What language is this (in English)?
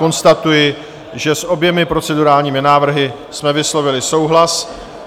Czech